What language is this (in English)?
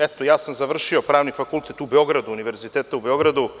Serbian